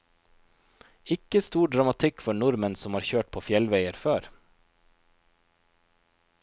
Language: Norwegian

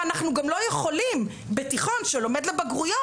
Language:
Hebrew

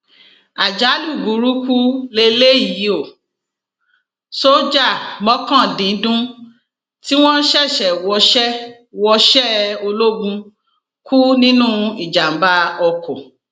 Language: Yoruba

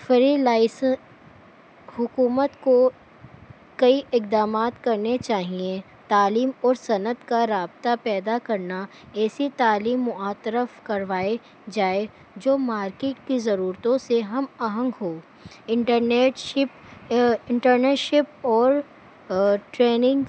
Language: Urdu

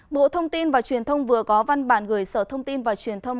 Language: Vietnamese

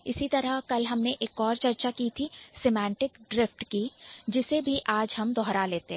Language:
Hindi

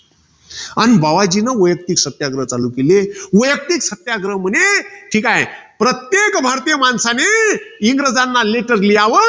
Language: Marathi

